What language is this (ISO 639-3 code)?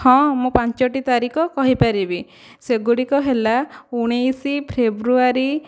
ori